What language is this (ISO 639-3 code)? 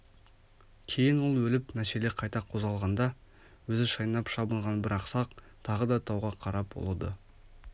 kaz